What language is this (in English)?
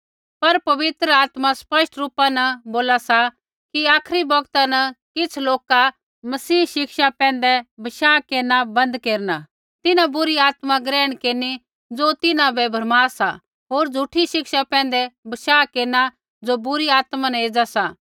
Kullu Pahari